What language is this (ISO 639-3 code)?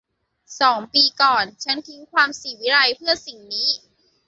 tha